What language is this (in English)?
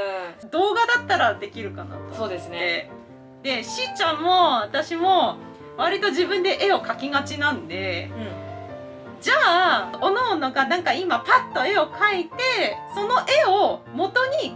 Japanese